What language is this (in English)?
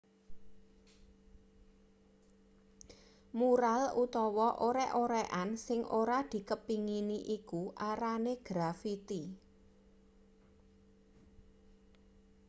Javanese